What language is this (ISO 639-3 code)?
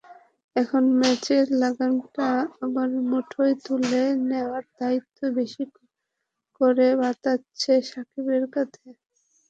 ben